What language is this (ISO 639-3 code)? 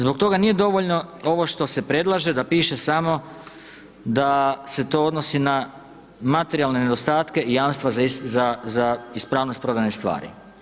hrv